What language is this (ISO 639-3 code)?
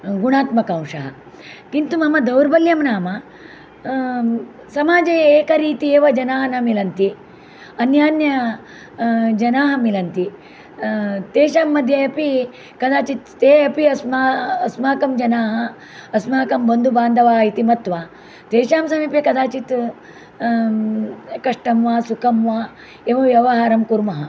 san